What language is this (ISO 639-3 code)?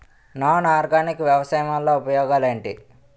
tel